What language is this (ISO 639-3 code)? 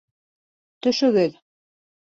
bak